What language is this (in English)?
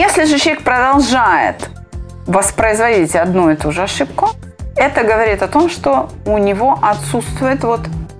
Russian